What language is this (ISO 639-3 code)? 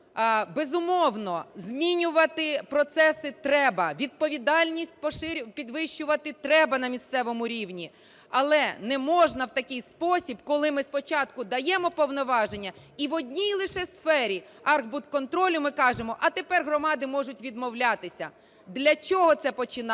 ukr